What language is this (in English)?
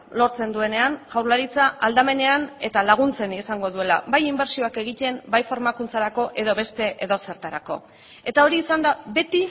Basque